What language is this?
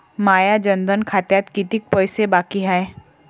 Marathi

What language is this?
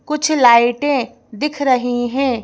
Hindi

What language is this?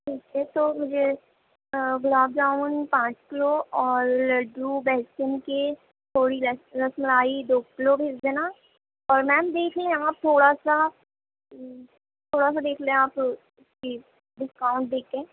Urdu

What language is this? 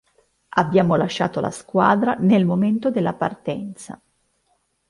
Italian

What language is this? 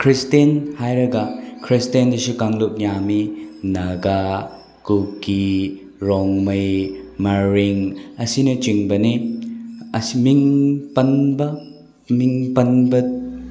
Manipuri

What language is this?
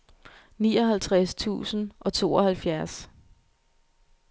Danish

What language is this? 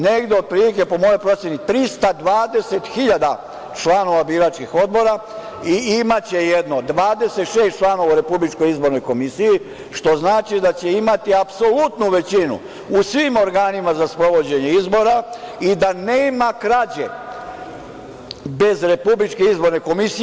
Serbian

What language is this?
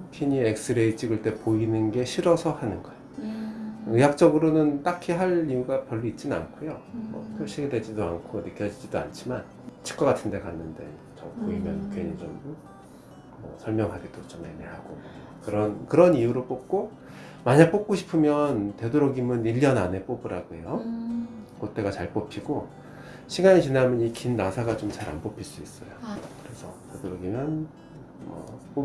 Korean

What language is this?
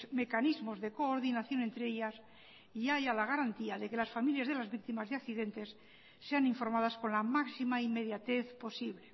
Spanish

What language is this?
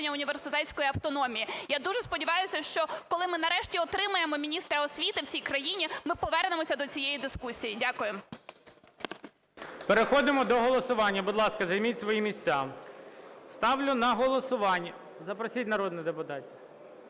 Ukrainian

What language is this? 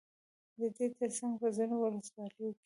Pashto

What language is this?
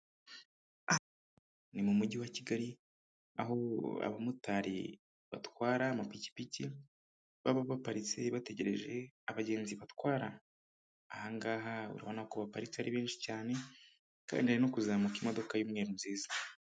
Kinyarwanda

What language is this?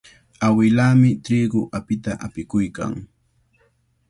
Cajatambo North Lima Quechua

